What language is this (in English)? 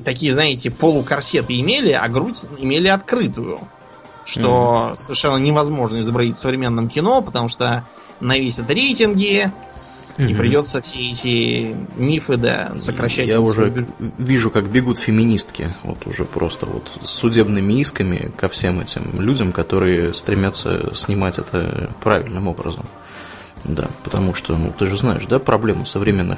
Russian